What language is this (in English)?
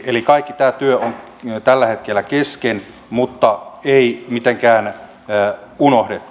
Finnish